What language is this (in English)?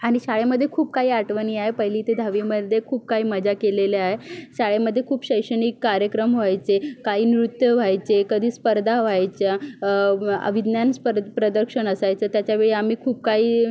Marathi